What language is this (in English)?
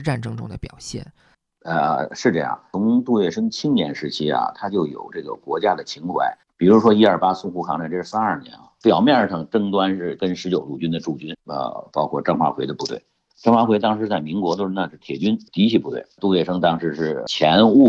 Chinese